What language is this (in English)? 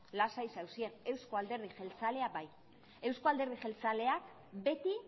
Basque